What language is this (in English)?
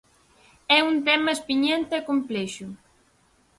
Galician